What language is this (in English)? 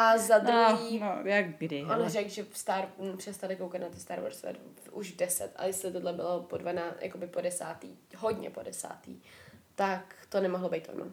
Czech